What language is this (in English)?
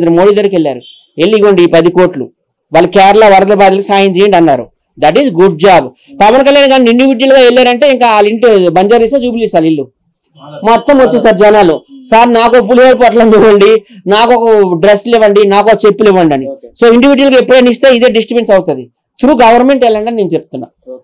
Telugu